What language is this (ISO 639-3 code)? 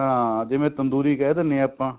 pan